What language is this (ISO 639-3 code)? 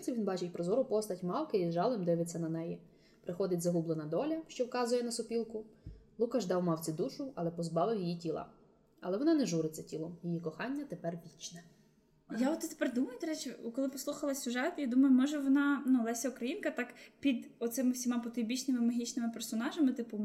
ukr